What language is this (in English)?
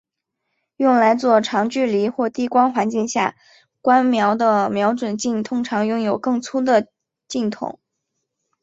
Chinese